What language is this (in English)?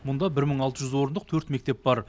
Kazakh